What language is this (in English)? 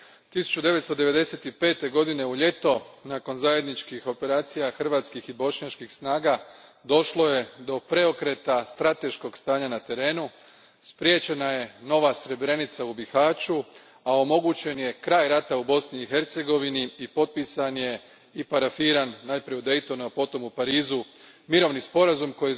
Croatian